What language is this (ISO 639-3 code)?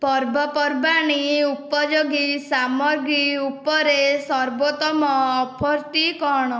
ori